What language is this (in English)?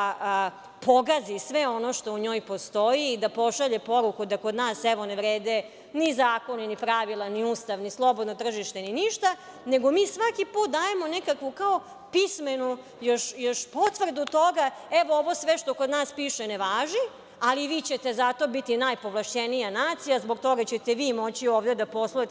Serbian